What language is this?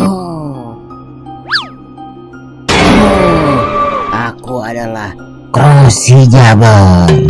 Indonesian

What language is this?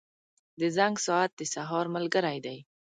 Pashto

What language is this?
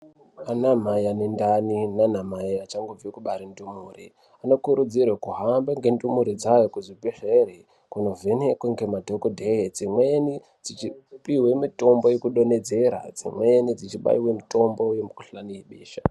Ndau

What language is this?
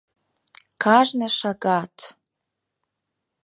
Mari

